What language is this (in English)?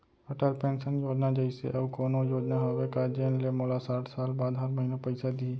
Chhattisgarhi